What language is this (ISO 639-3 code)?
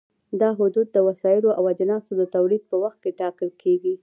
pus